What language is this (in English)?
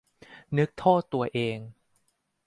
Thai